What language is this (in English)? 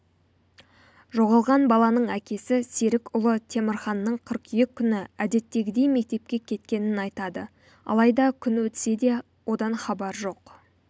Kazakh